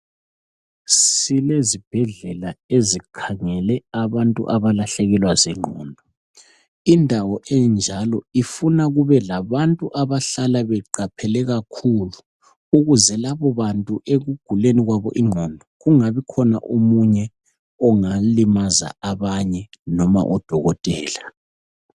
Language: North Ndebele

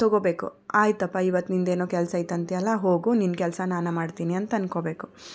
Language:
Kannada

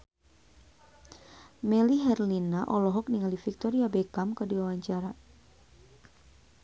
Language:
Sundanese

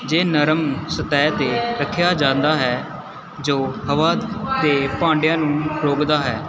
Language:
Punjabi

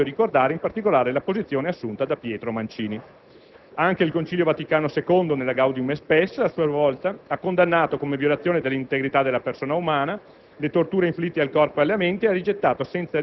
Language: Italian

